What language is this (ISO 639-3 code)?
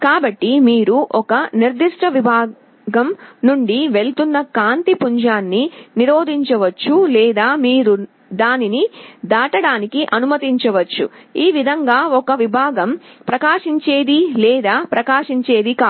tel